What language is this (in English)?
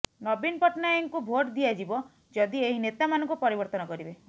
Odia